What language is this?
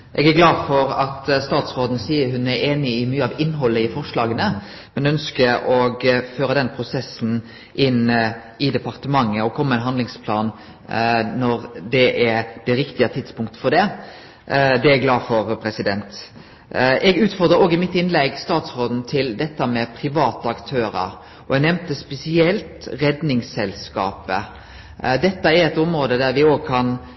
Norwegian Nynorsk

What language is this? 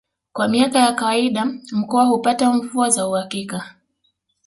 Swahili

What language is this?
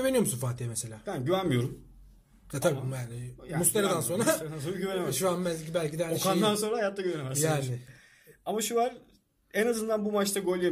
Turkish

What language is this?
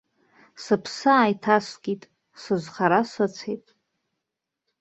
Abkhazian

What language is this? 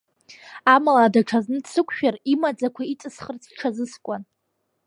Abkhazian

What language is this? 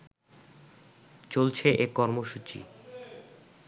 Bangla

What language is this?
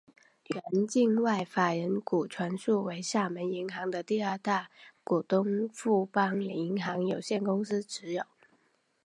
Chinese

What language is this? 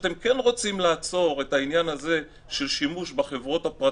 Hebrew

